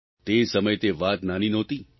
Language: Gujarati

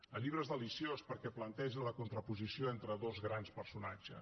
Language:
Catalan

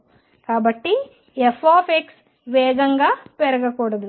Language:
Telugu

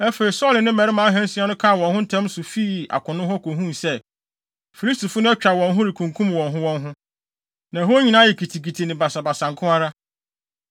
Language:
Akan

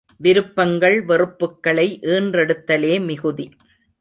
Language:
Tamil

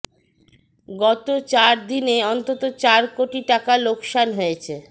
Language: Bangla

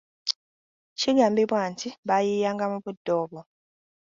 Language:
Ganda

